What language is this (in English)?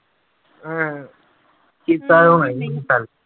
Punjabi